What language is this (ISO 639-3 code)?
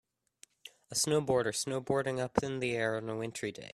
eng